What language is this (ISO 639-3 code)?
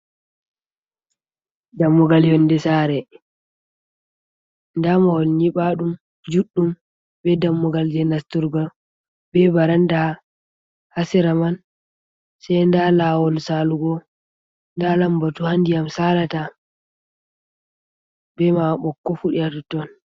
ful